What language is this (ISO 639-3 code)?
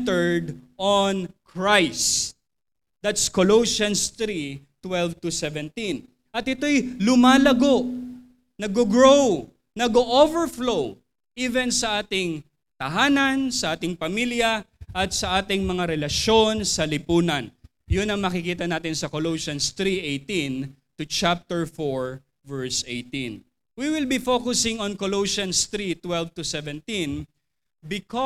fil